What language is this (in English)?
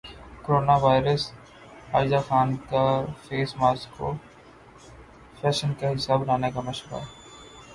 Urdu